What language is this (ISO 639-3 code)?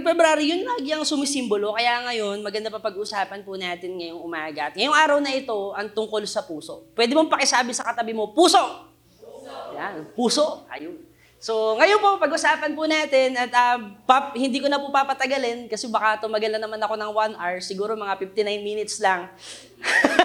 fil